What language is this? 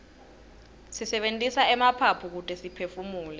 Swati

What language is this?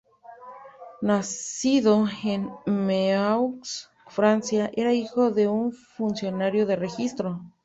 Spanish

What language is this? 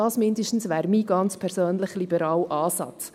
Swiss German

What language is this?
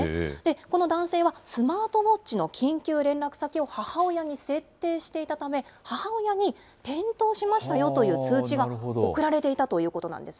Japanese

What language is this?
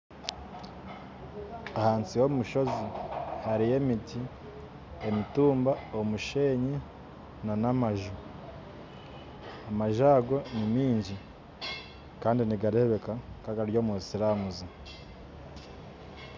Nyankole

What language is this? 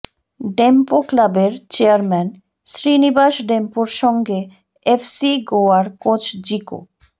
Bangla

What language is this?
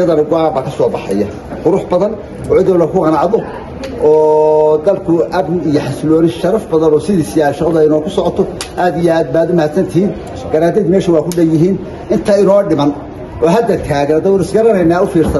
Arabic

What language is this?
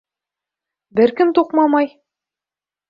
Bashkir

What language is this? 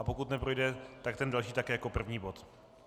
Czech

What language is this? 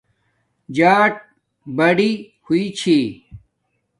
Domaaki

